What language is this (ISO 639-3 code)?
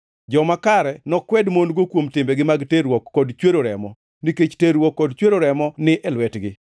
luo